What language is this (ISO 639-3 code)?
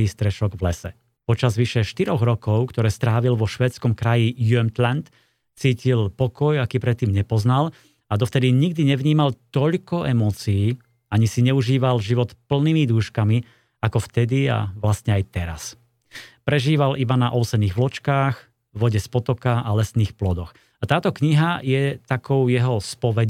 slk